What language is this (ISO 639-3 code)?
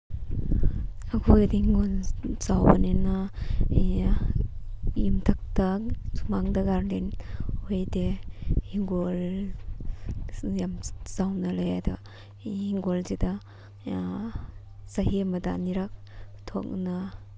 mni